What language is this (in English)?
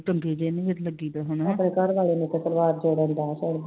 Punjabi